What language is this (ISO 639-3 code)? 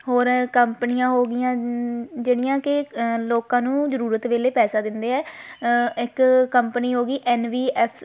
pan